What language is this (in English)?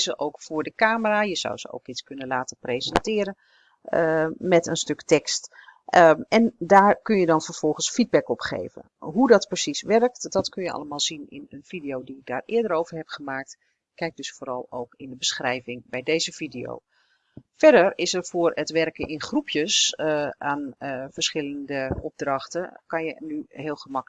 Dutch